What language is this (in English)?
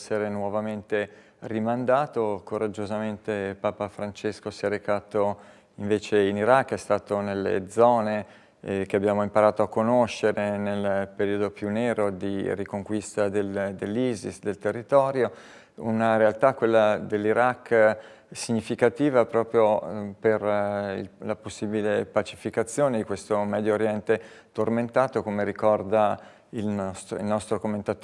Italian